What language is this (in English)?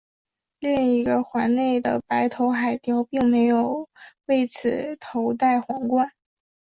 Chinese